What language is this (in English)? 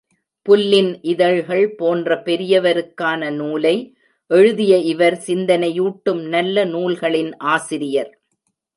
Tamil